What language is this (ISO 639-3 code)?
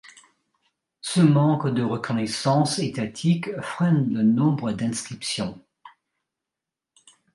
fra